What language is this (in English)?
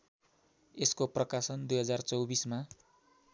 Nepali